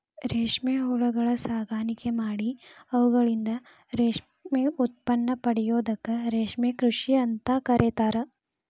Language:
Kannada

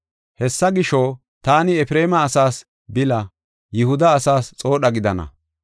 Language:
Gofa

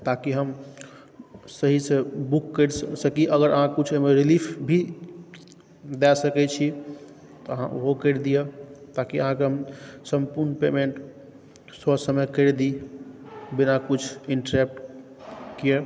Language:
Maithili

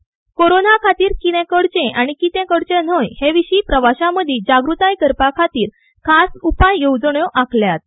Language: Konkani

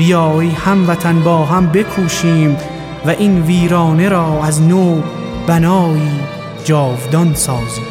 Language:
Persian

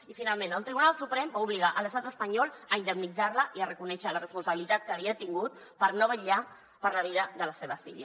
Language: Catalan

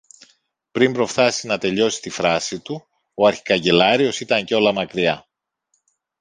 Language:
Greek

